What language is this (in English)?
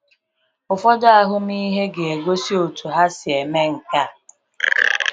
Igbo